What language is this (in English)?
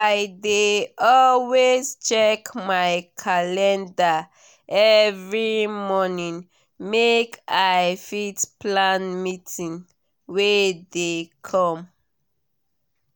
Nigerian Pidgin